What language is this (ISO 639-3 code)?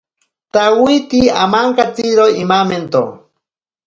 prq